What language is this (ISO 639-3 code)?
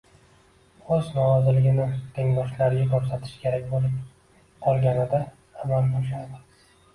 uzb